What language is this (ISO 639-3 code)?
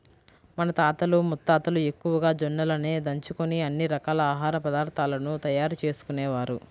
tel